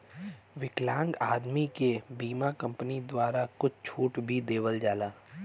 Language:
Bhojpuri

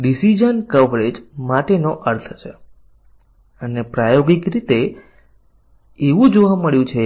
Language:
Gujarati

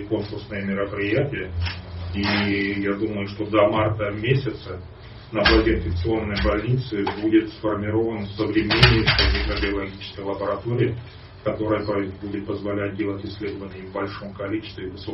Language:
Russian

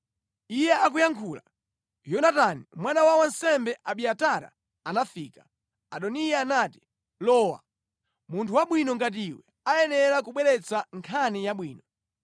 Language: Nyanja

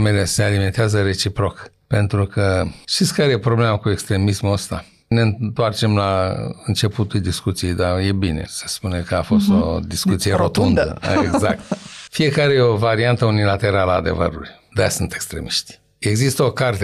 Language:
Romanian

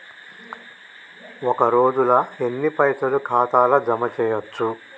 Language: Telugu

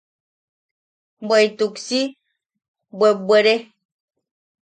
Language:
Yaqui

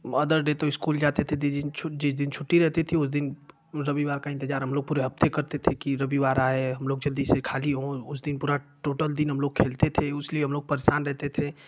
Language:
Hindi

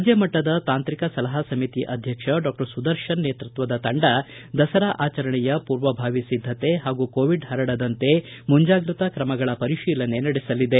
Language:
Kannada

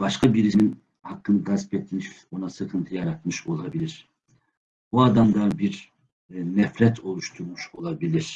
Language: Turkish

